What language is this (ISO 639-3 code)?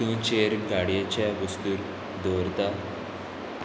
kok